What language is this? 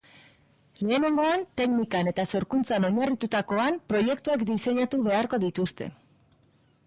Basque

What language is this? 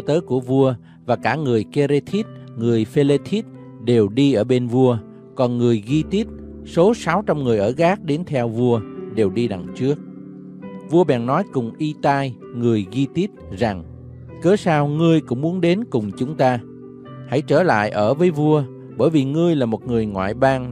Vietnamese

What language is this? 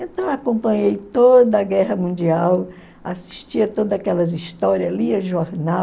Portuguese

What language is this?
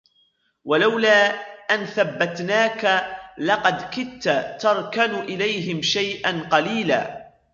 Arabic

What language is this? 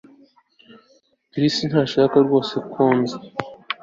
Kinyarwanda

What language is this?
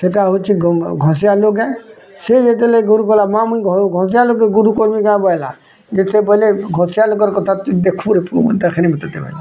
Odia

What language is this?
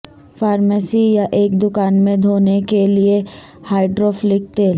Urdu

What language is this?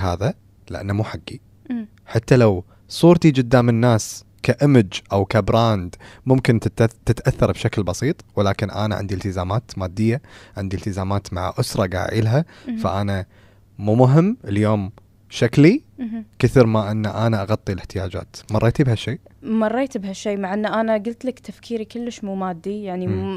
Arabic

